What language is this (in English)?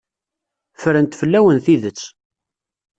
Kabyle